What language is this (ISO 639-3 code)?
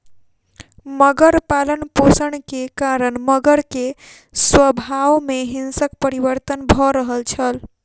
mai